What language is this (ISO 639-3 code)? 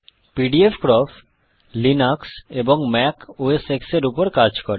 ben